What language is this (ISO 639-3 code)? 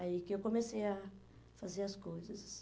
por